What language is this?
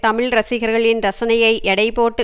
Tamil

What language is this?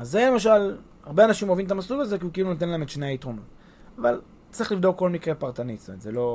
Hebrew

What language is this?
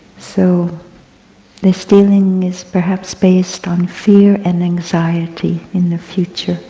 English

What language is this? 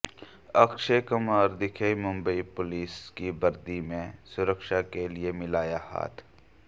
Hindi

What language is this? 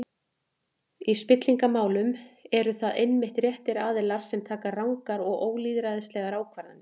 Icelandic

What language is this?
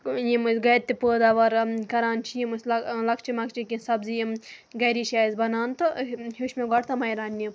Kashmiri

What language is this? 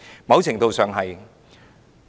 Cantonese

